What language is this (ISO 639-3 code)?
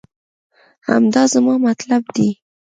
pus